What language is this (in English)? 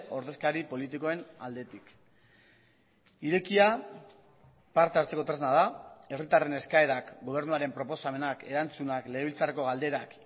Basque